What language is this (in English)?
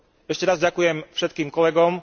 Slovak